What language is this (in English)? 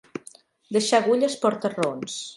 Catalan